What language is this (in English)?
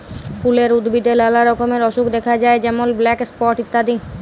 Bangla